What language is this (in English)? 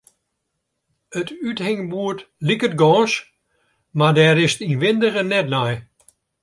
Western Frisian